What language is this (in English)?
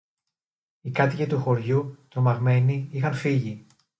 Greek